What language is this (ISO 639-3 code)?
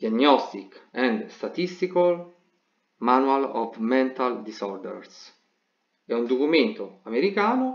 ita